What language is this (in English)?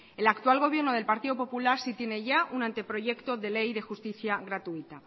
Spanish